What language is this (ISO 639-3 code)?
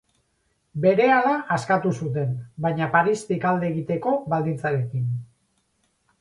eus